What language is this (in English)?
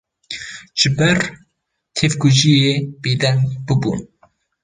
Kurdish